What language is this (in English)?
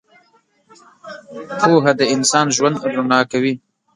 Pashto